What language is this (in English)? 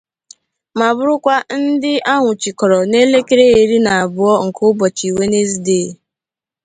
Igbo